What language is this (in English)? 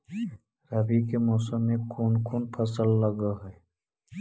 Magahi